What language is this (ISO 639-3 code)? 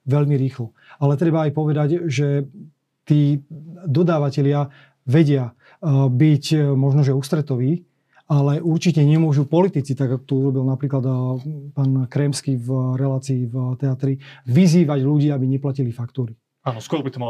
slk